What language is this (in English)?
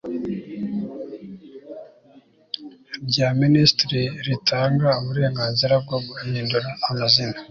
Kinyarwanda